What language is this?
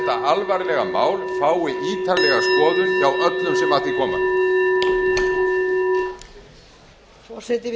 Icelandic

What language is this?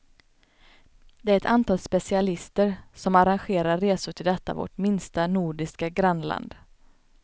Swedish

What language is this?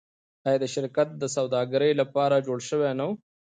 Pashto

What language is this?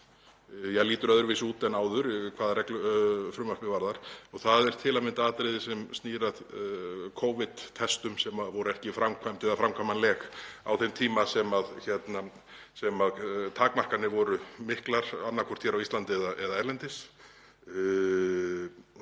Icelandic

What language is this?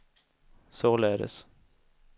Swedish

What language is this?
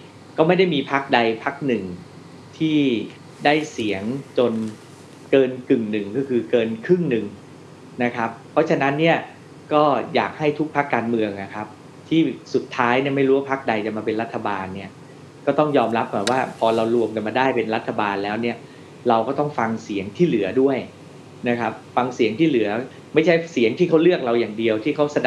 Thai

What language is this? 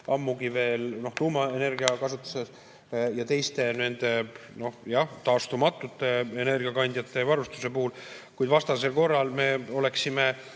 Estonian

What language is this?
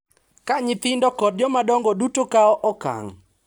Luo (Kenya and Tanzania)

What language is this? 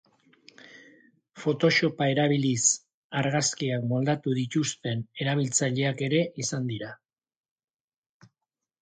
Basque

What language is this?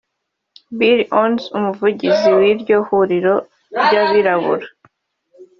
Kinyarwanda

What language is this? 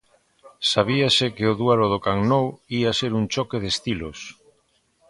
Galician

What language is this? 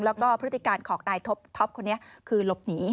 Thai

